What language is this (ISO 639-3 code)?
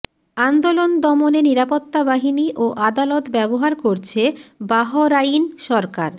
ben